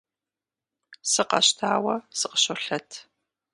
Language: Kabardian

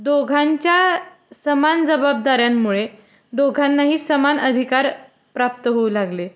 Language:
Marathi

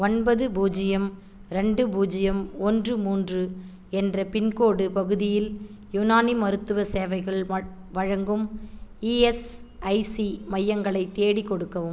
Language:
Tamil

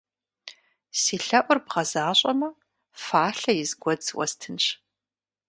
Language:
Kabardian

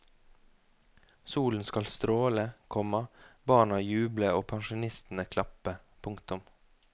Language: Norwegian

